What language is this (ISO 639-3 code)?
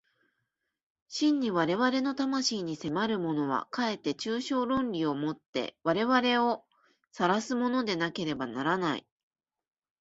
jpn